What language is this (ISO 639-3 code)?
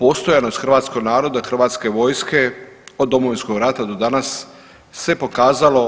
hrv